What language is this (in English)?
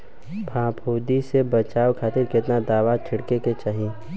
Bhojpuri